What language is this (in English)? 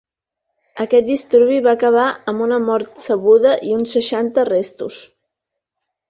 Catalan